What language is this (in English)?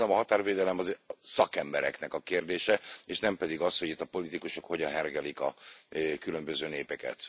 Hungarian